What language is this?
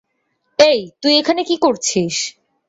Bangla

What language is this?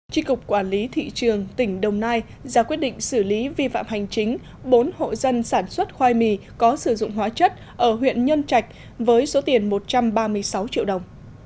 Vietnamese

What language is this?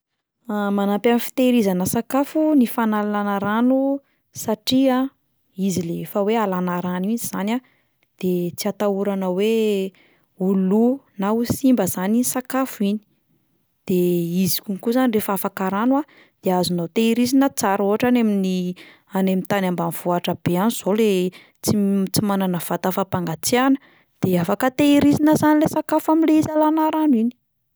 Malagasy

